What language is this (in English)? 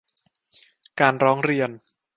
Thai